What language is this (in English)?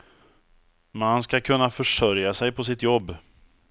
Swedish